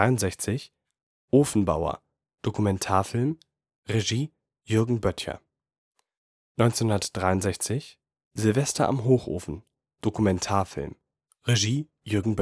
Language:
German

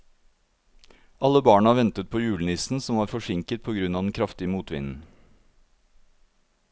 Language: Norwegian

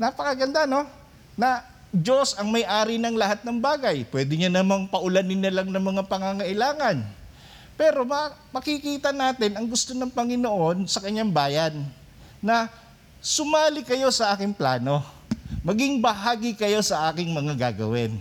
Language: Filipino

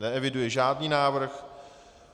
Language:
Czech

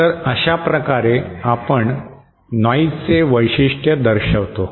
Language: Marathi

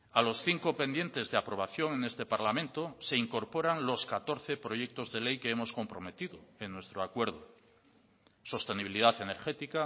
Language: Spanish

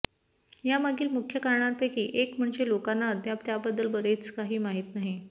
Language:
Marathi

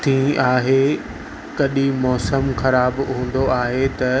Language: Sindhi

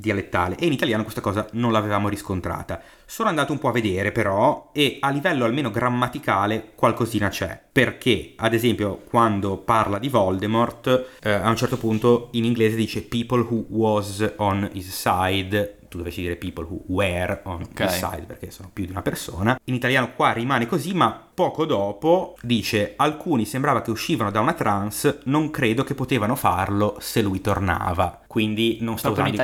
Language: Italian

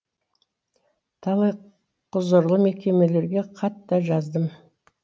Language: Kazakh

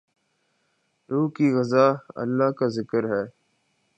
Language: Urdu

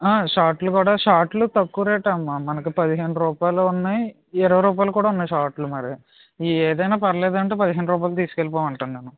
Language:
Telugu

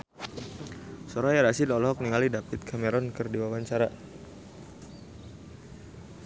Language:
Sundanese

